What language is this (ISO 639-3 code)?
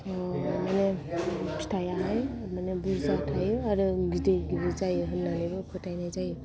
brx